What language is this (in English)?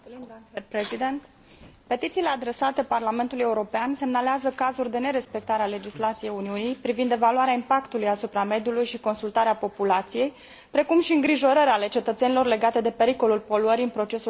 Romanian